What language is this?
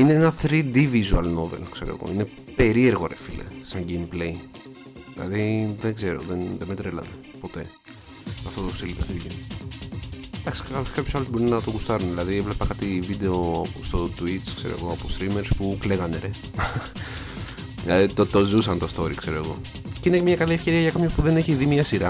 Greek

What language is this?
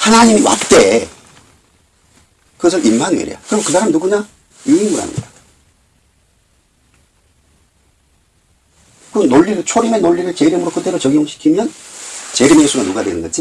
Korean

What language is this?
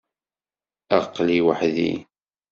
Kabyle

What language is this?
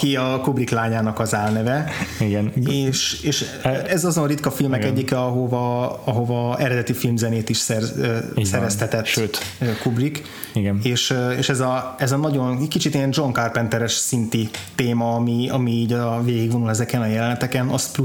Hungarian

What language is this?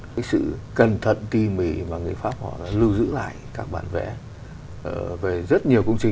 Vietnamese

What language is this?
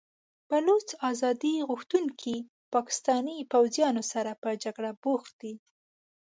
Pashto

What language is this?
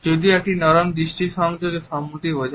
Bangla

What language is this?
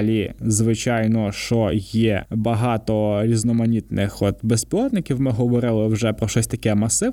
Ukrainian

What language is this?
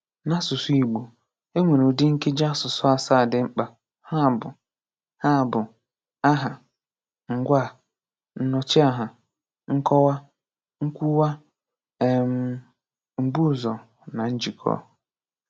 Igbo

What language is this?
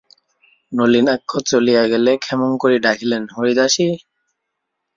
Bangla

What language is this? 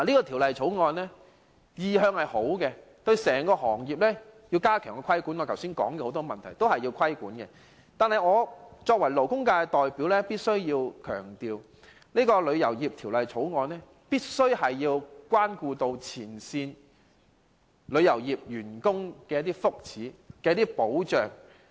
Cantonese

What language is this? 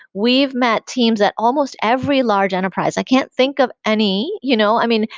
English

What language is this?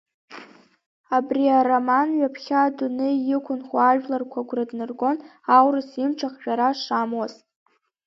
Abkhazian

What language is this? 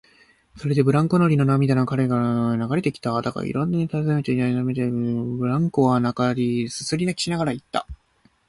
Japanese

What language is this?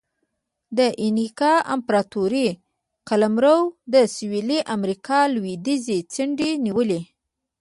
Pashto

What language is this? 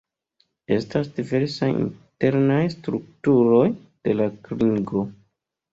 Esperanto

